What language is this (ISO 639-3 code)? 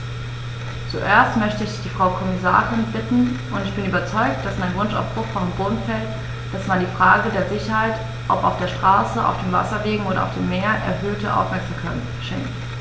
deu